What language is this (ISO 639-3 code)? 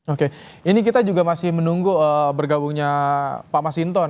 ind